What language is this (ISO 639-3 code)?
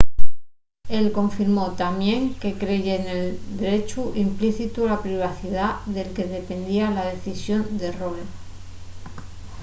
ast